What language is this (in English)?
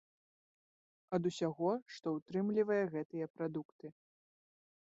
Belarusian